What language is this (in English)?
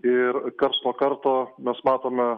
Lithuanian